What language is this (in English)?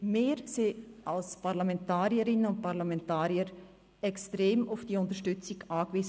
Swiss German